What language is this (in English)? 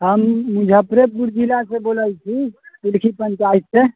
Maithili